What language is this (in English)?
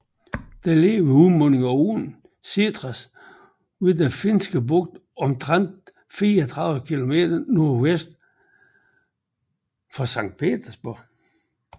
Danish